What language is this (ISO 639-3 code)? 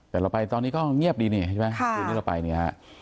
tha